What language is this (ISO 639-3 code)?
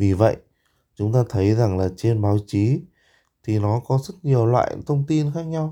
vie